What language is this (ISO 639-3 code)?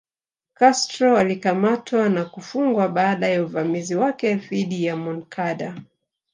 swa